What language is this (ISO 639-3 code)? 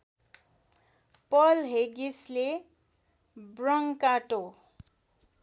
nep